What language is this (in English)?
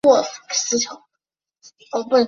Chinese